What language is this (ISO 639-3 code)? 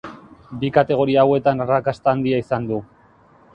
eus